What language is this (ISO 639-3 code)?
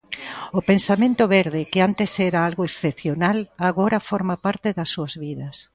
glg